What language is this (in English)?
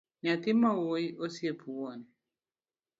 Luo (Kenya and Tanzania)